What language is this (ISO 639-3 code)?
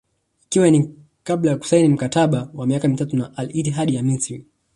swa